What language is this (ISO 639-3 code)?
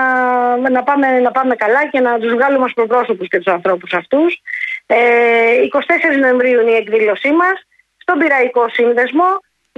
ell